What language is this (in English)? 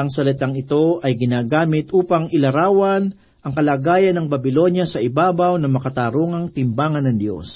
Filipino